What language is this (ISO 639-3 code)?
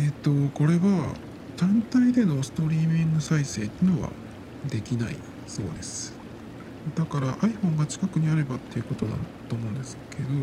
jpn